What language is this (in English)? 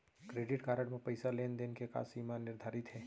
Chhattisgarhi